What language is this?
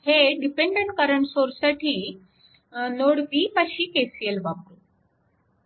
Marathi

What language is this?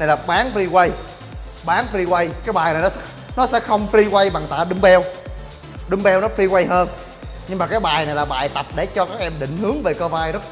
Vietnamese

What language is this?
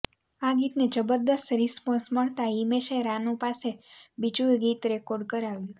Gujarati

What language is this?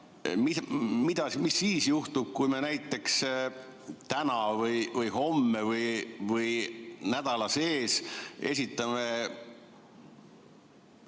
Estonian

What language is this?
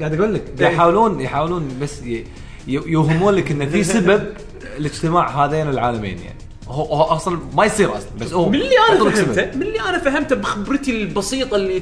Arabic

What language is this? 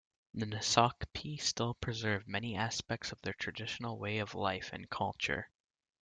English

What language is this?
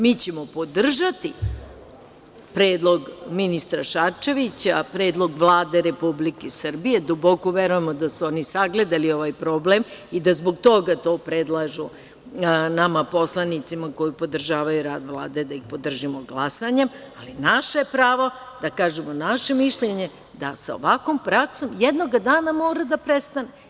Serbian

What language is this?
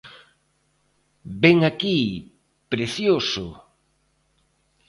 Galician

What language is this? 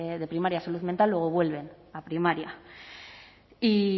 Spanish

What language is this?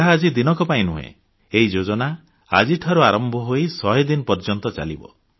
Odia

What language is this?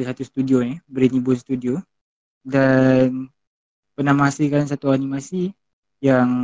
Malay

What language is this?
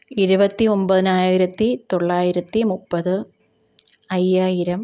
Malayalam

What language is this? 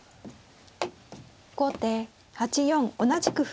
Japanese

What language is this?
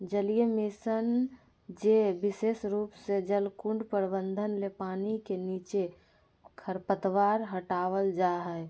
Magahi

